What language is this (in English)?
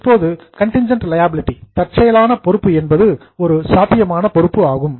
Tamil